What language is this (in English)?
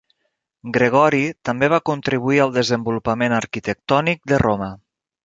Catalan